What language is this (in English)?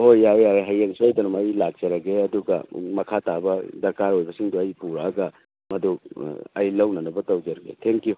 Manipuri